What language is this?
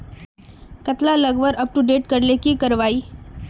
Magahi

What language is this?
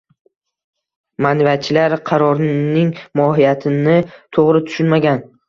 Uzbek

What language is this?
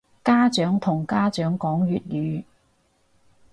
Cantonese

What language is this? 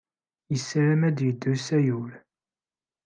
Kabyle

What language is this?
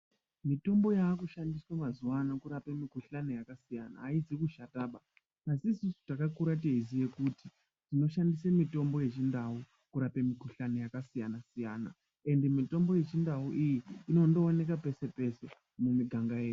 Ndau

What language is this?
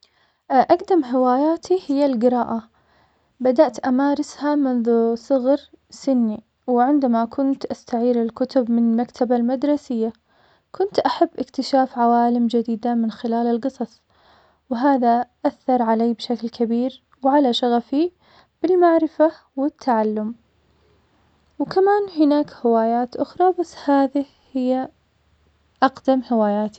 Omani Arabic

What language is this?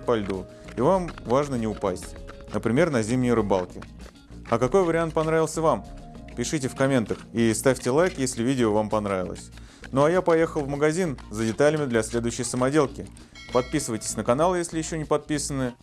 Russian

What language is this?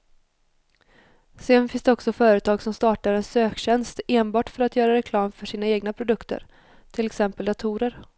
Swedish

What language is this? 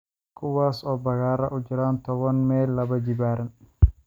Somali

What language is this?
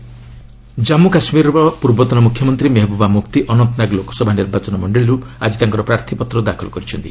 Odia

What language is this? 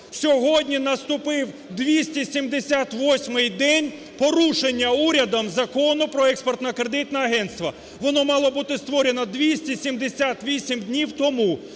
Ukrainian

